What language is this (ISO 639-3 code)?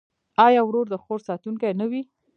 pus